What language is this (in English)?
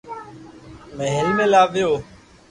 Loarki